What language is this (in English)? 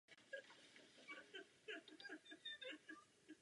Czech